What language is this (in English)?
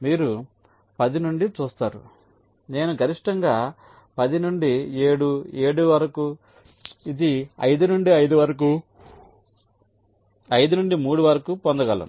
Telugu